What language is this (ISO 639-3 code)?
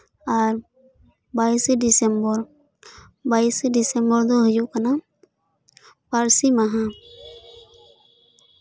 sat